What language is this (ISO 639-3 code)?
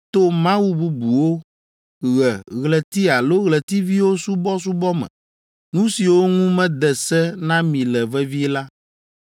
ewe